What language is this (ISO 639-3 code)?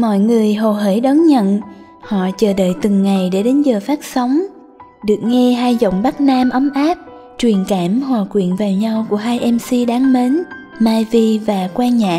vie